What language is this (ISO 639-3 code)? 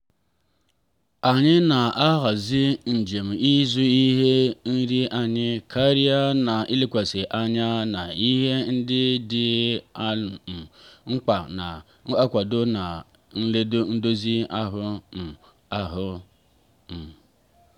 ibo